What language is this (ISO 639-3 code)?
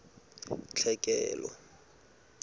sot